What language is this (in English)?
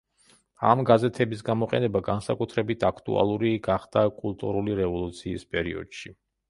Georgian